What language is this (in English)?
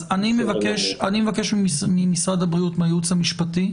Hebrew